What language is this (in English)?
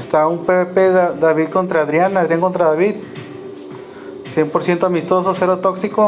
Spanish